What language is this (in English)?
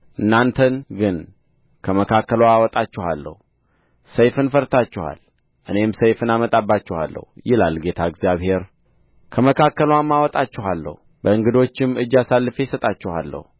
Amharic